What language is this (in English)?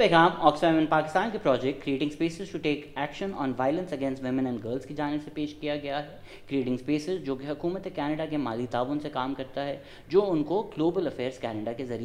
Urdu